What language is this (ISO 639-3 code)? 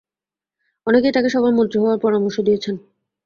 ben